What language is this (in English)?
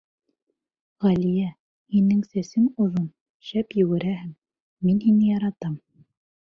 Bashkir